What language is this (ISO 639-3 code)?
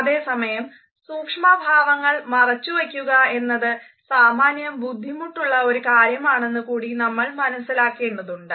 mal